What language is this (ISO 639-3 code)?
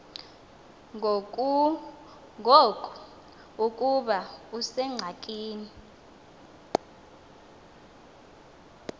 xho